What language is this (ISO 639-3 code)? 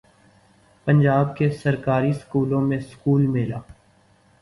urd